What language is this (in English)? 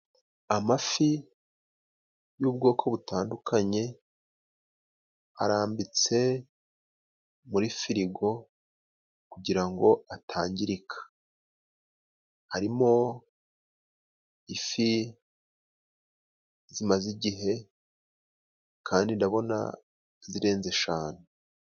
Kinyarwanda